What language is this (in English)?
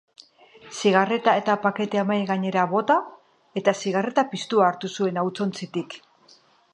Basque